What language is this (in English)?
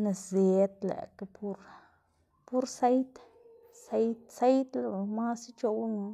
Xanaguía Zapotec